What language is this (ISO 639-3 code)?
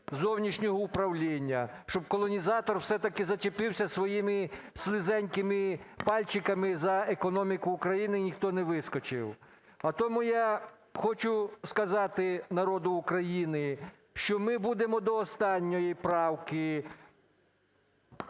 ukr